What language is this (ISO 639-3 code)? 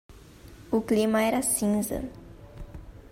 por